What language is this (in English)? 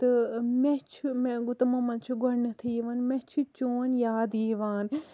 Kashmiri